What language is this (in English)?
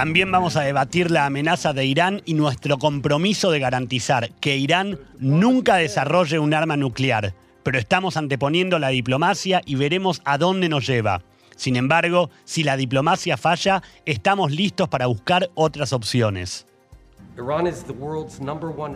Spanish